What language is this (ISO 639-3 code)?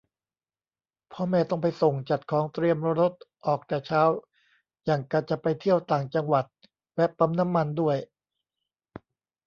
tha